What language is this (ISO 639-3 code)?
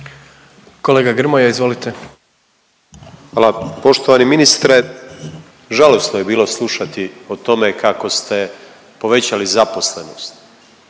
hrv